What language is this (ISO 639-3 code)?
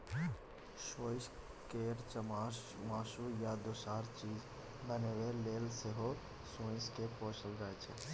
mai